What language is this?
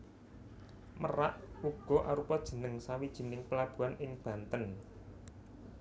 Javanese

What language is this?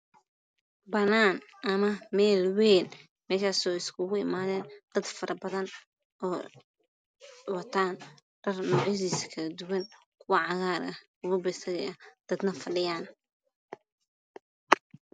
Somali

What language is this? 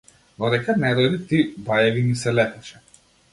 Macedonian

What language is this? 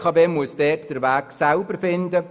Swiss German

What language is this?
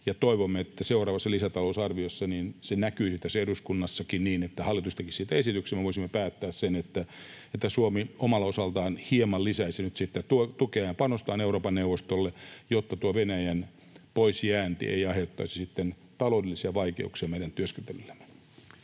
Finnish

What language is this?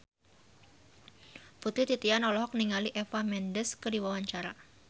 Sundanese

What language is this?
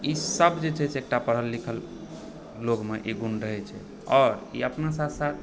Maithili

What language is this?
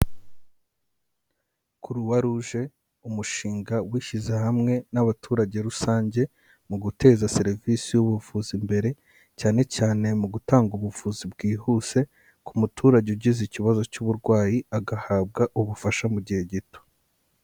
Kinyarwanda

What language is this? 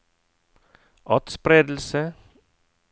Norwegian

